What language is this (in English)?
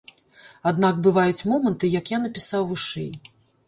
Belarusian